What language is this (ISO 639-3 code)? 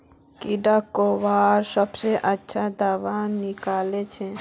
mag